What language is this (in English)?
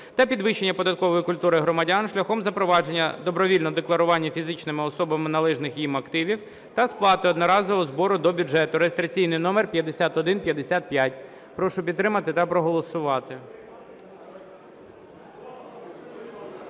Ukrainian